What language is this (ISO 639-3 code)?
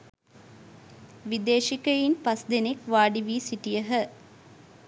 sin